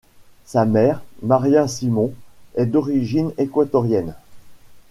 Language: French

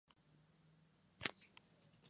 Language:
Spanish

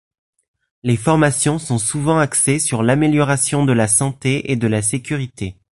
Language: French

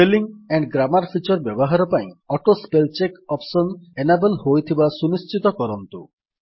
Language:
Odia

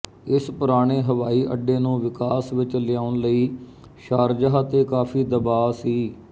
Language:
Punjabi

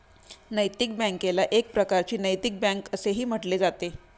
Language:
Marathi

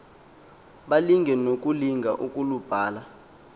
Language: Xhosa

